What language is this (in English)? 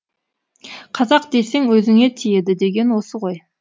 Kazakh